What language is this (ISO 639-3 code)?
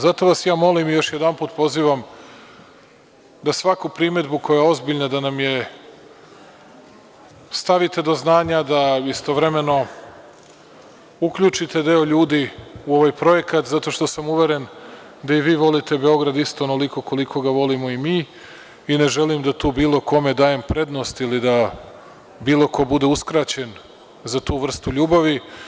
srp